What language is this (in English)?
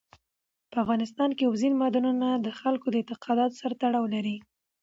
Pashto